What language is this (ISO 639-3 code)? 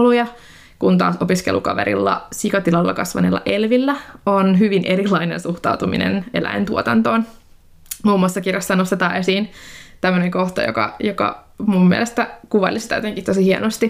fin